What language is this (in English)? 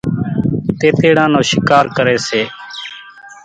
Kachi Koli